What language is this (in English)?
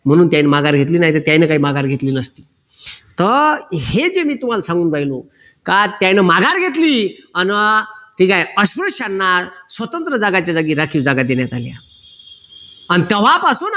Marathi